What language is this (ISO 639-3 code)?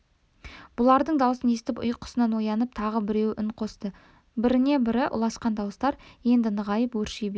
kaz